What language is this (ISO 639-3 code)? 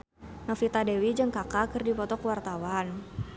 sun